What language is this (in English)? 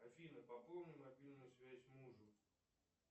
Russian